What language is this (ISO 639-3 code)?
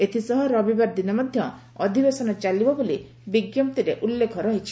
ori